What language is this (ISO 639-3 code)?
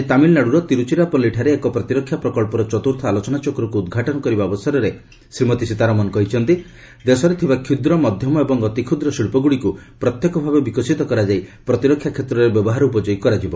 ori